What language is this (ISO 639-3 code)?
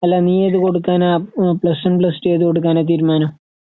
mal